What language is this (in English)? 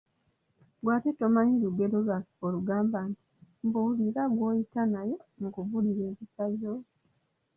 Ganda